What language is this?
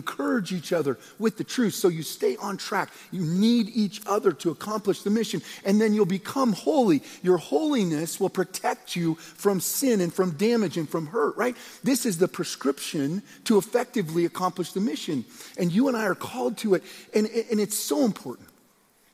English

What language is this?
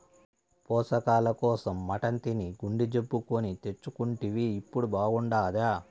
Telugu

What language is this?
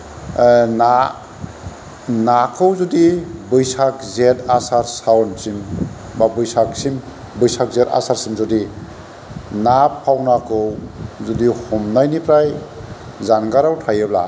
Bodo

